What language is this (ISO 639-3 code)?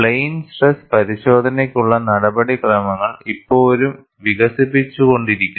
mal